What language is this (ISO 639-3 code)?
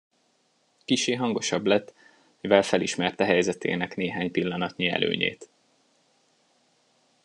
hun